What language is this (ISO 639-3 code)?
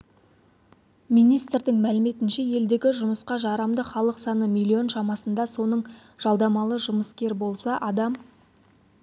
kaz